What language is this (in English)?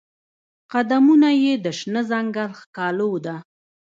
Pashto